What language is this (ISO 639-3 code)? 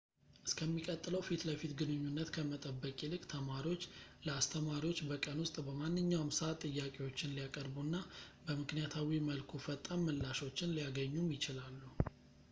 amh